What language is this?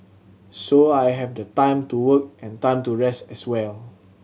English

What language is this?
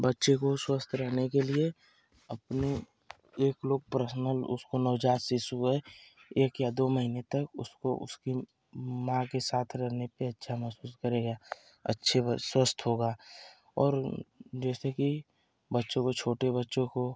Hindi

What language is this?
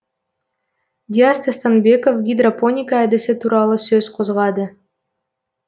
Kazakh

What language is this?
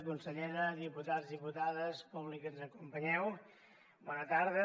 Catalan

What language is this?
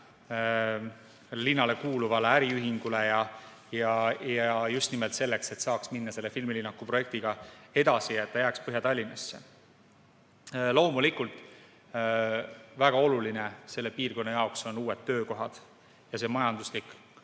Estonian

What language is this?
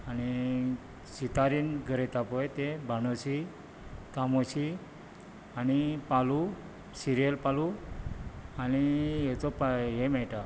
Konkani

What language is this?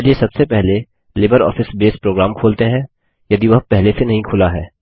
Hindi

